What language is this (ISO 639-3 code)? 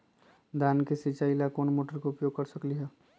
mag